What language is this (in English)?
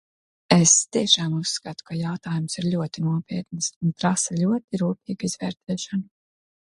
Latvian